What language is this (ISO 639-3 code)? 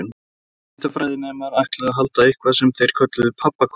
isl